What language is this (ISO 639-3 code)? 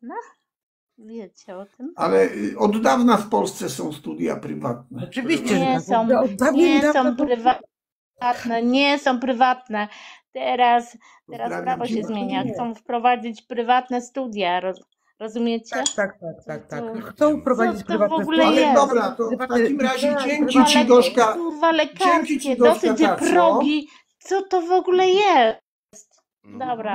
pol